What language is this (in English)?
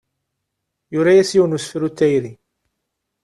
Kabyle